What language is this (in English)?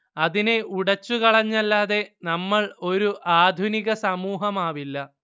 Malayalam